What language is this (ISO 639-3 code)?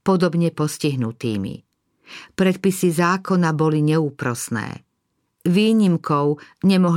slk